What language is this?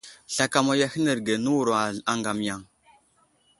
Wuzlam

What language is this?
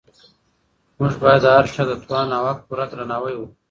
Pashto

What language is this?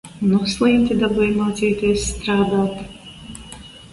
Latvian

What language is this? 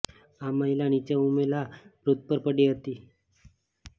Gujarati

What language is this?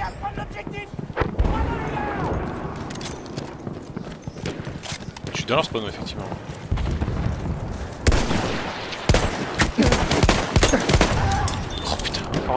French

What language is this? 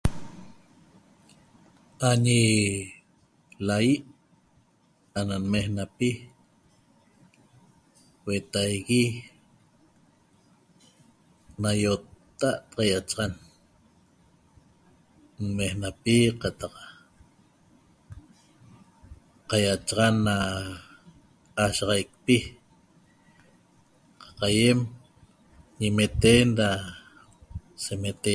Toba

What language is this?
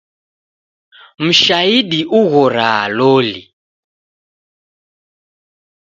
Taita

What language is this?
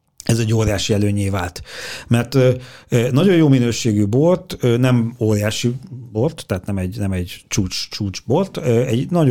Hungarian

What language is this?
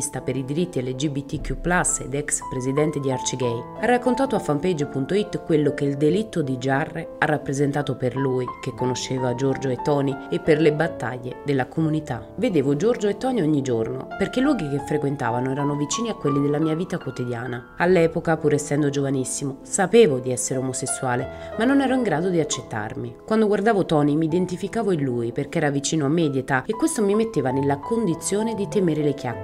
Italian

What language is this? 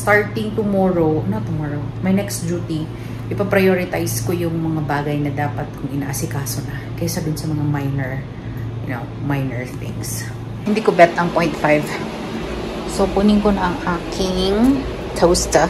Filipino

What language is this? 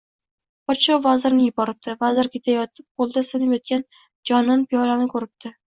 Uzbek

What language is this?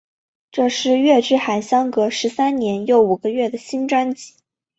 Chinese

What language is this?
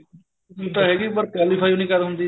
Punjabi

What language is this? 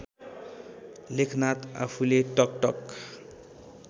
Nepali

